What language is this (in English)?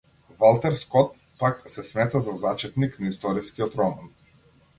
Macedonian